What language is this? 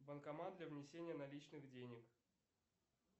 Russian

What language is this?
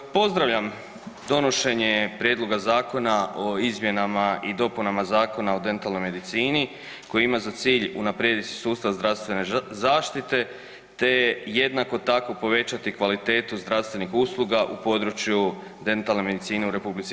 Croatian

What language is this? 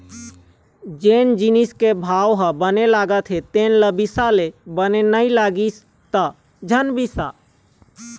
Chhattisgarhi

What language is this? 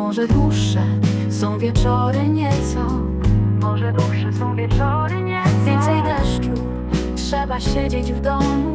Polish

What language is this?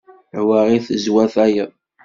Kabyle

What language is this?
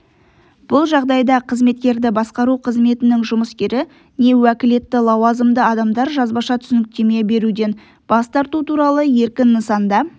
Kazakh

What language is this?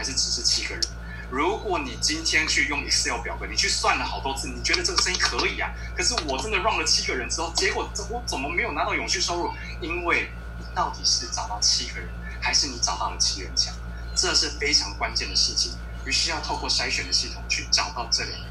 Chinese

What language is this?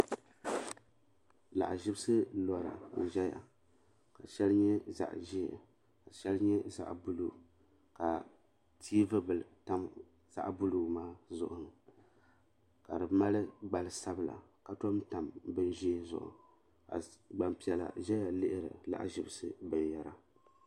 Dagbani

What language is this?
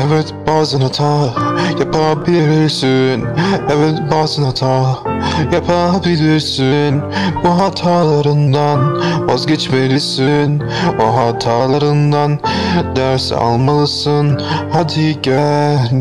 Turkish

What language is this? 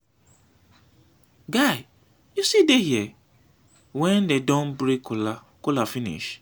Nigerian Pidgin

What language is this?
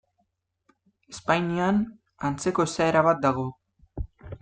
Basque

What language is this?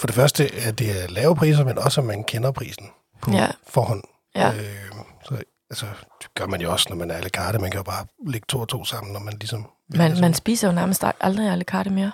Danish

